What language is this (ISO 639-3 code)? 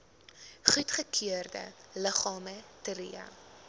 afr